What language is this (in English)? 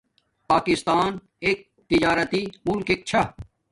Domaaki